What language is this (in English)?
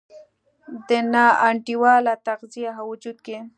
Pashto